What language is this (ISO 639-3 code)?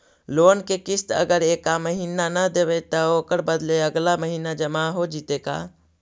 mag